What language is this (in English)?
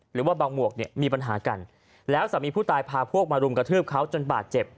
Thai